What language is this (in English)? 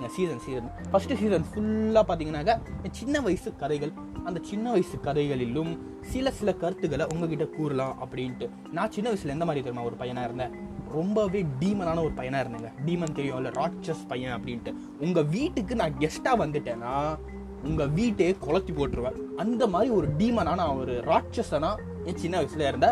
Tamil